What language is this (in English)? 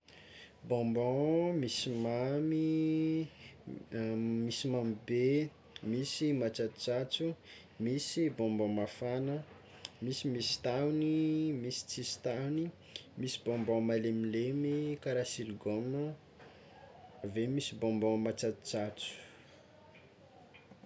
Tsimihety Malagasy